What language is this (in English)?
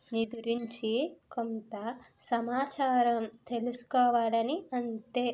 Telugu